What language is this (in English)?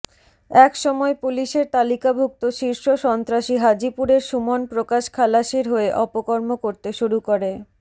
Bangla